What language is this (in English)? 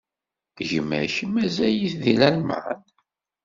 Kabyle